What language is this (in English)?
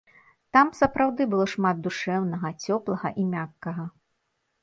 Belarusian